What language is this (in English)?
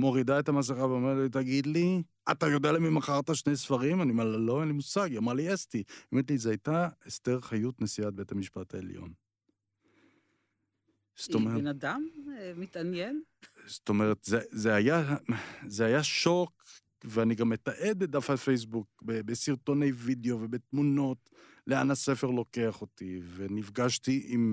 Hebrew